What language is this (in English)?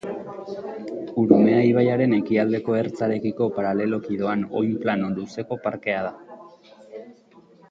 Basque